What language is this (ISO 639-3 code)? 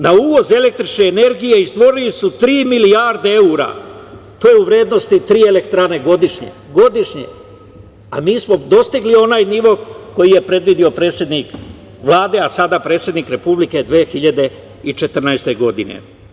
srp